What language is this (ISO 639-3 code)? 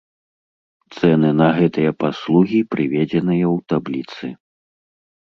bel